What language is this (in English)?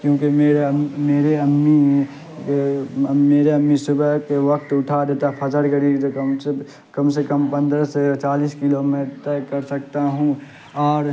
Urdu